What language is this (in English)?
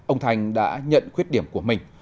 Vietnamese